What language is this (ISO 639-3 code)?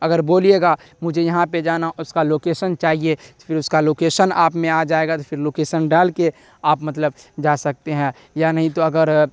urd